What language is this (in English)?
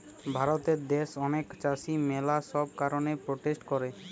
Bangla